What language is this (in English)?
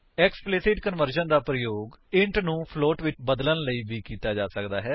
Punjabi